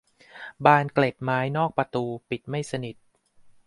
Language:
Thai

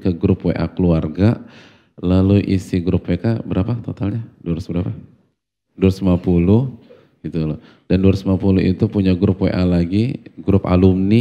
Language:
Indonesian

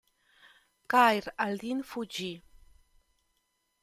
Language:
Italian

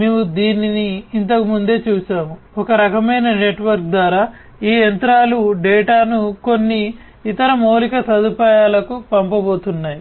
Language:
Telugu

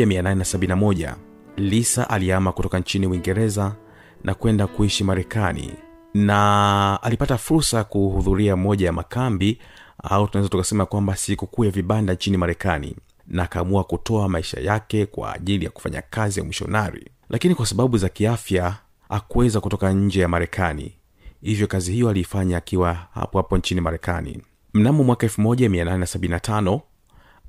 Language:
Swahili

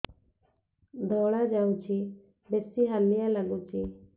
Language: Odia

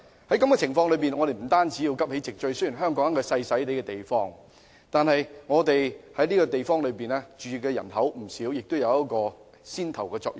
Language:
Cantonese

